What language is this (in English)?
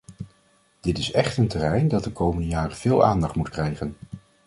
Dutch